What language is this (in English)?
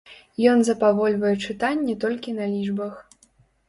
Belarusian